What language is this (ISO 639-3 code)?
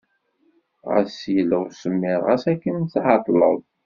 kab